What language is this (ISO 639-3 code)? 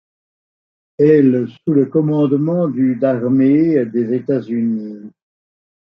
fra